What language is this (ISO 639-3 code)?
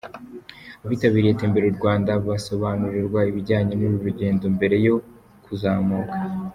kin